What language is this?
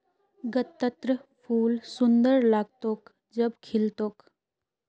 Magahi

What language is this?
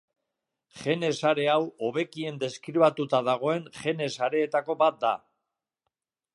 Basque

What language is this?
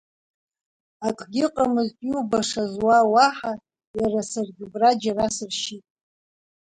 Abkhazian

